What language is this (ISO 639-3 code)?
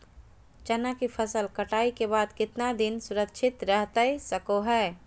mag